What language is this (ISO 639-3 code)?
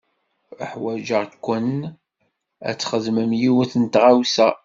kab